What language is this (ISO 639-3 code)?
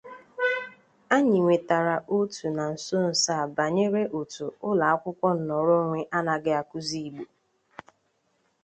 ibo